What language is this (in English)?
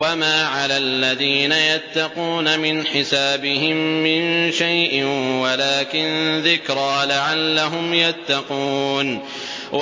Arabic